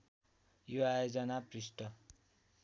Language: Nepali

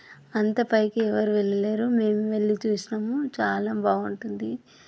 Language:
Telugu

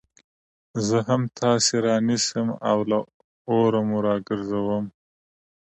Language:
Pashto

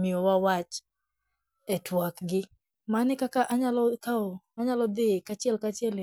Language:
Luo (Kenya and Tanzania)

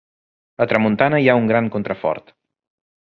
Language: Catalan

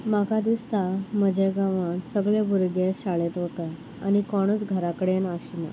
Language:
Konkani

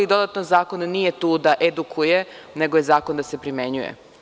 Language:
Serbian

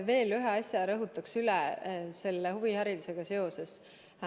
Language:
Estonian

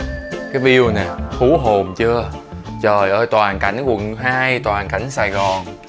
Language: Vietnamese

